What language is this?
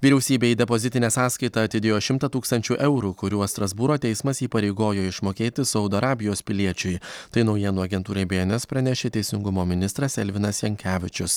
Lithuanian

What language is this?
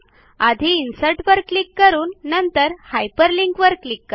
Marathi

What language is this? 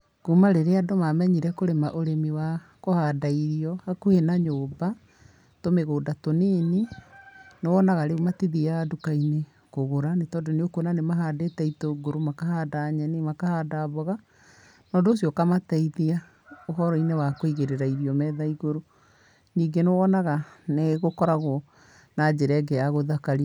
Kikuyu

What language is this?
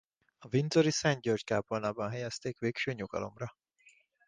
Hungarian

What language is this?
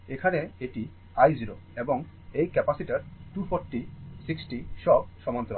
Bangla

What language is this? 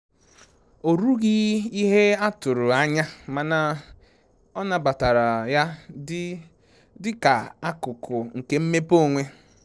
Igbo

